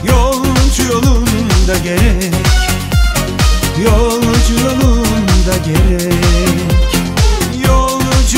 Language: Turkish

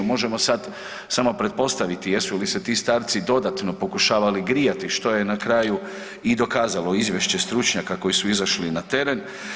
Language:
Croatian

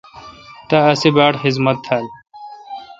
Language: Kalkoti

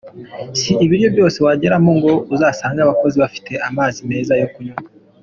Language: Kinyarwanda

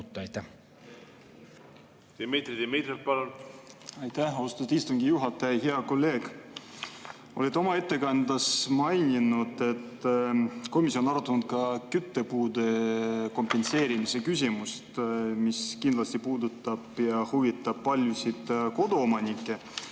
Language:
Estonian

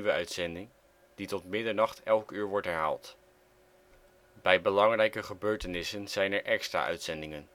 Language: Dutch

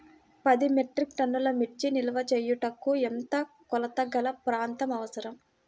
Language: Telugu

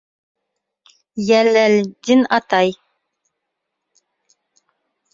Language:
Bashkir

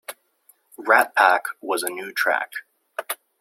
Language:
English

